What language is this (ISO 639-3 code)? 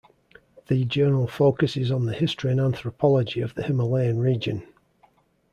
eng